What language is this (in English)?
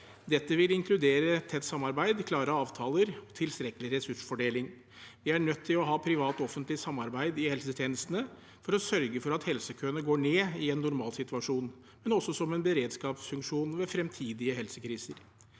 Norwegian